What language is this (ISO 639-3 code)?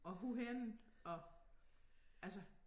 dan